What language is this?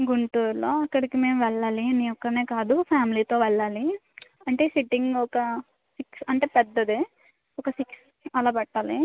Telugu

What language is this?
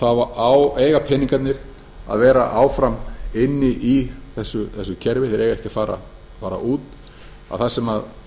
Icelandic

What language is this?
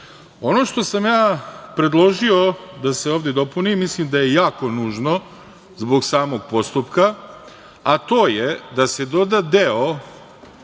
Serbian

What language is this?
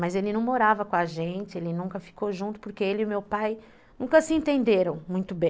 Portuguese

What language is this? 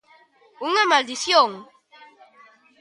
Galician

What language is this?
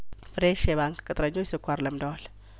Amharic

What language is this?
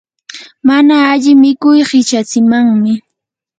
Yanahuanca Pasco Quechua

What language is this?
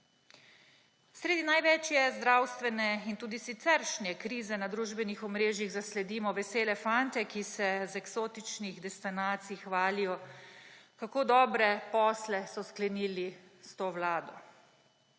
Slovenian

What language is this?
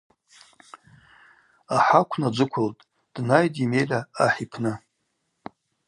Abaza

